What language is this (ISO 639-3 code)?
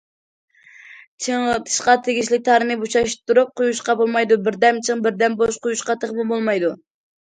uig